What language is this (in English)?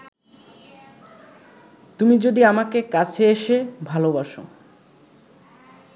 Bangla